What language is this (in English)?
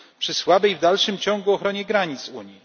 Polish